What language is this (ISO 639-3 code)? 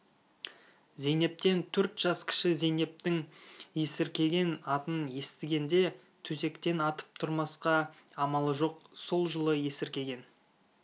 kaz